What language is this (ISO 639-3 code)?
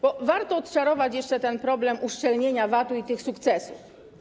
pol